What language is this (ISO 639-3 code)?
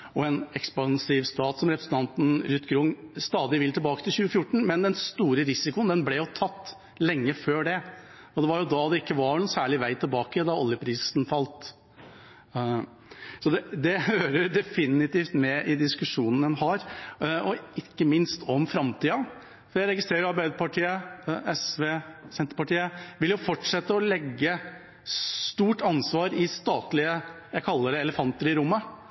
nob